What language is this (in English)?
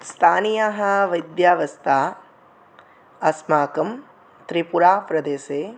Sanskrit